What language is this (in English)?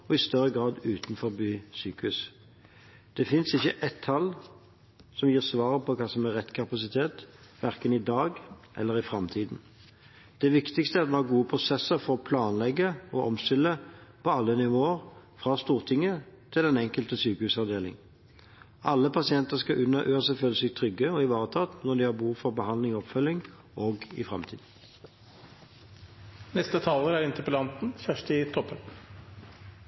Norwegian